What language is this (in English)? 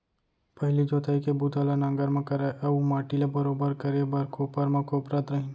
Chhattisgarhi